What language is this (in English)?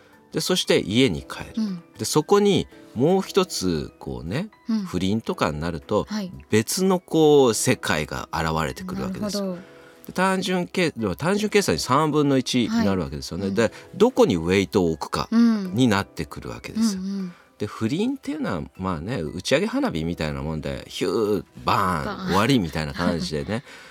Japanese